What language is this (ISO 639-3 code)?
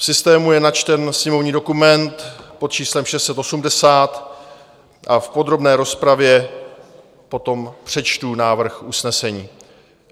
ces